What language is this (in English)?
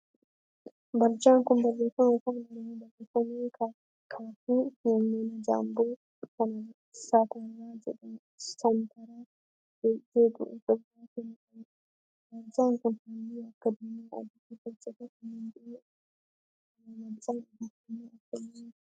Oromo